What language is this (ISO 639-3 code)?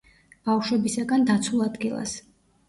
kat